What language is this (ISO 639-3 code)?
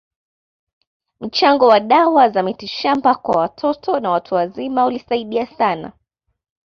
swa